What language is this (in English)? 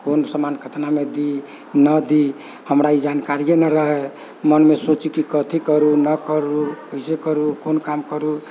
Maithili